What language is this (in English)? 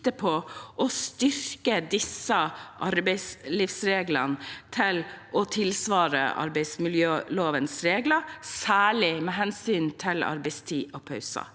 Norwegian